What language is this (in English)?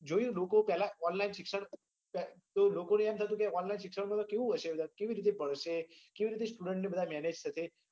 Gujarati